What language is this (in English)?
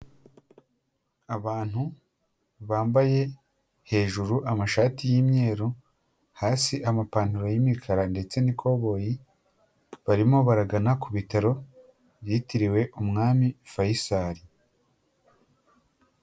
Kinyarwanda